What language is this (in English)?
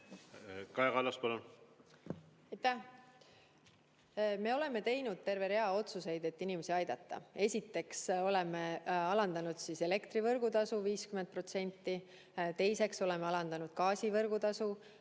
Estonian